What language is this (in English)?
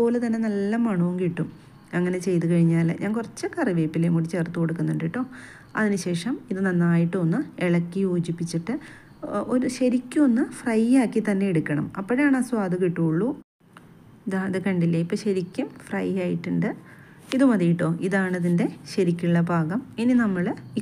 Malayalam